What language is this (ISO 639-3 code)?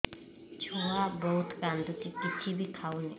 ori